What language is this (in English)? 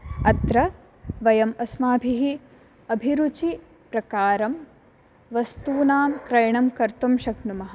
Sanskrit